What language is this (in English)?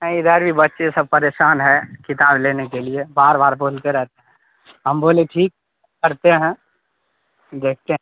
Urdu